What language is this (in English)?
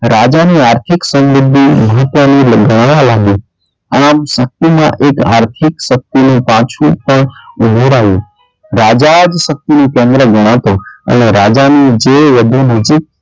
Gujarati